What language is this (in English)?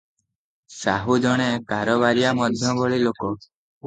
Odia